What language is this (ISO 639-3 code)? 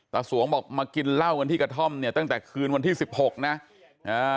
tha